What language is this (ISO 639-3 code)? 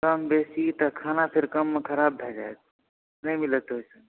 mai